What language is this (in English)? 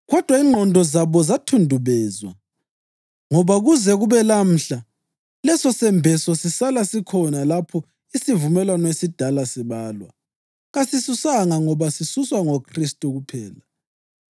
North Ndebele